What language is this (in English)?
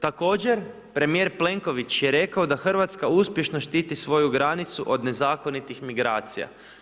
Croatian